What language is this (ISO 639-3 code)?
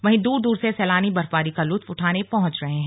hin